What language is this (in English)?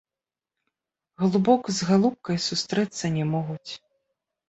Belarusian